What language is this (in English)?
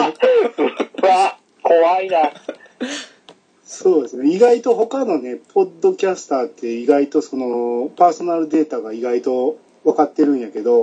Japanese